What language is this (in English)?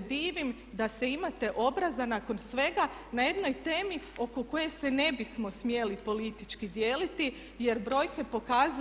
Croatian